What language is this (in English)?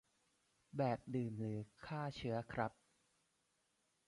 Thai